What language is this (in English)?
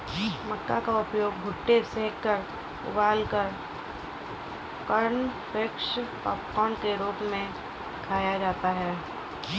Hindi